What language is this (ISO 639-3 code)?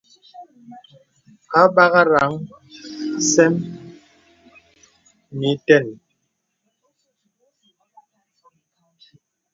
beb